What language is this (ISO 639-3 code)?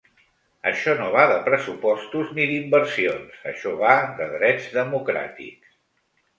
cat